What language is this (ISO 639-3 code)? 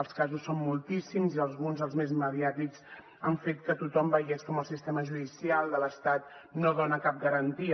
cat